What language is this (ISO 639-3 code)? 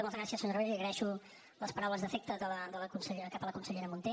cat